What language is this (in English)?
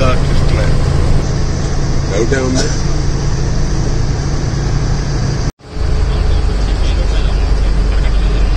Spanish